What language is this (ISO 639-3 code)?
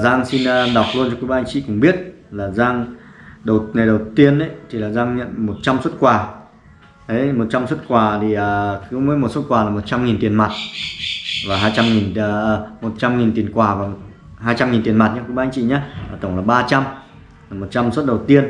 vie